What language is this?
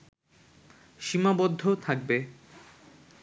Bangla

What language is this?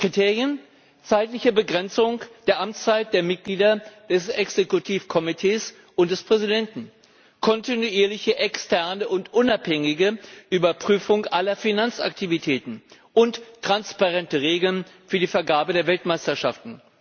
German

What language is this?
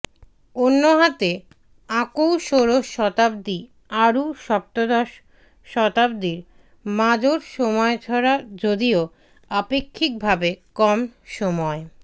Bangla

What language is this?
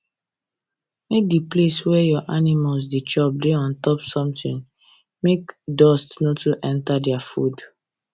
Nigerian Pidgin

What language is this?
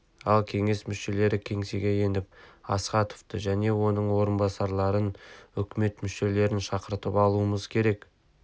Kazakh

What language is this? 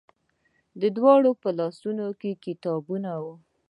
Pashto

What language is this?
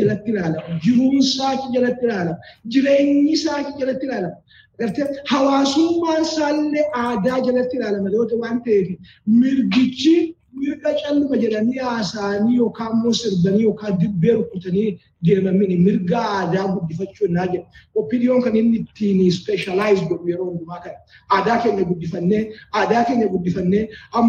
Swedish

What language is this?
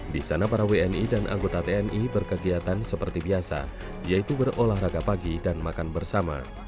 Indonesian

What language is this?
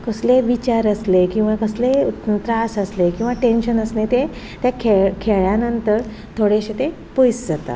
Konkani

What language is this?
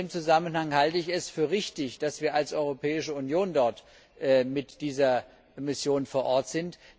German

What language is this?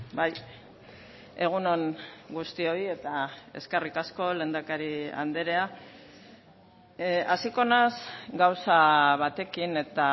Basque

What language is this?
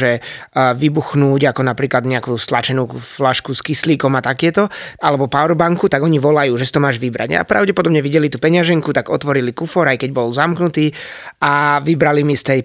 Slovak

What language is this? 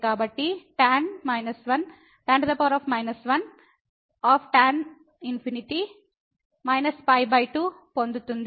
Telugu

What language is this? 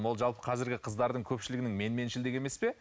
Kazakh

